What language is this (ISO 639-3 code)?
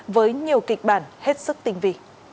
vie